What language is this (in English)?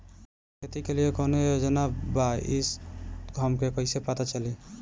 Bhojpuri